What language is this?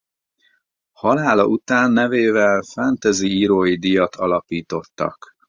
Hungarian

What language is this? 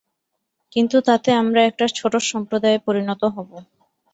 Bangla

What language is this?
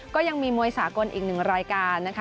Thai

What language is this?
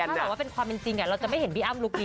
Thai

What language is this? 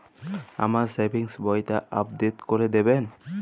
Bangla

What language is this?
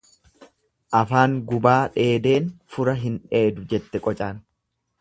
Oromo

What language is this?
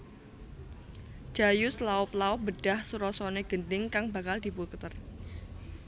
Javanese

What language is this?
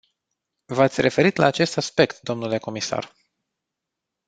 Romanian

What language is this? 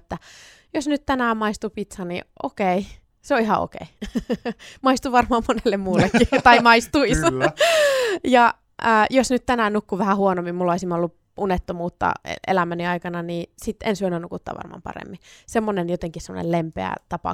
Finnish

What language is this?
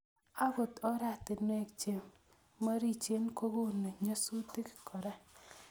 Kalenjin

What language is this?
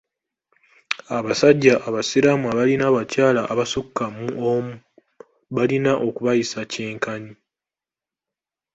Ganda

